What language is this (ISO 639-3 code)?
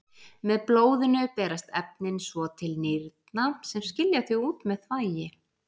isl